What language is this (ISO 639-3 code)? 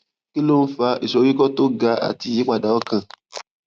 yor